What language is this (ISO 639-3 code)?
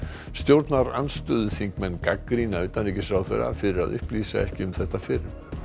isl